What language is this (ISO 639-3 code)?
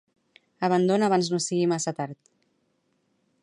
cat